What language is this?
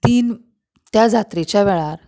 Konkani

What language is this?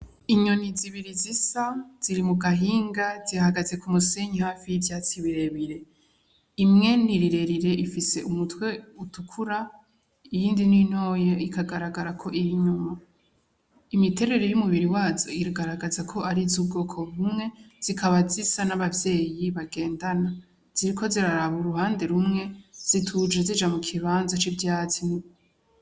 Rundi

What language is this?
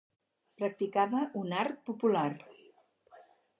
Catalan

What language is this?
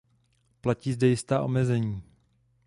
Czech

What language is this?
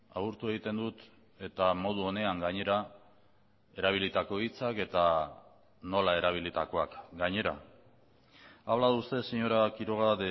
Basque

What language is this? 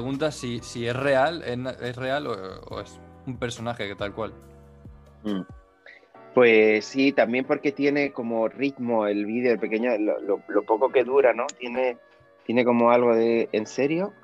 Spanish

